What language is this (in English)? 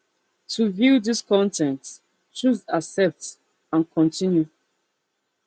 Nigerian Pidgin